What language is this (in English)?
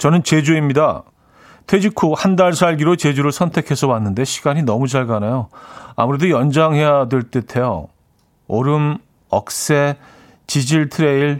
Korean